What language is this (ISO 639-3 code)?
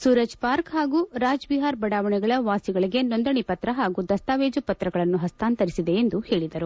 kan